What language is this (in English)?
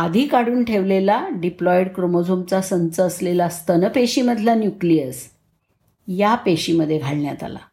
Marathi